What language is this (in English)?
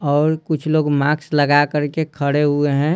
Hindi